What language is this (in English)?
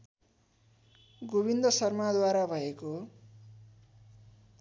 Nepali